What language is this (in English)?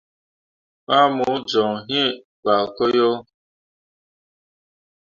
Mundang